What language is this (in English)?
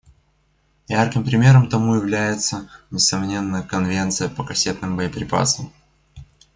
Russian